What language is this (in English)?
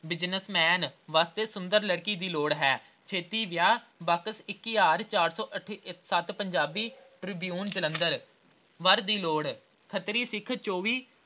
Punjabi